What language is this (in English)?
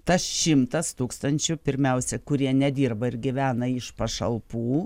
Lithuanian